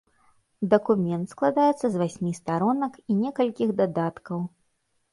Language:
Belarusian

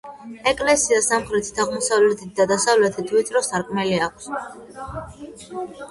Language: Georgian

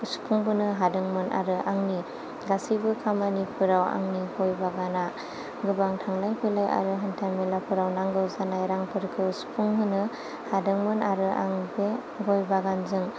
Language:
Bodo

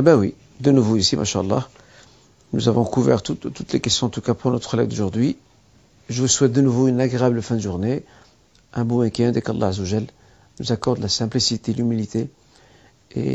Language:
French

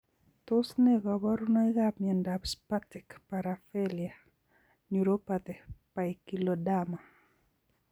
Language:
Kalenjin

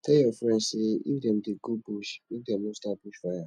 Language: Nigerian Pidgin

